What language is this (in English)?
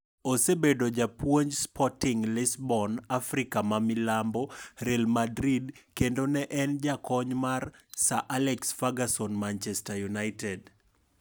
Luo (Kenya and Tanzania)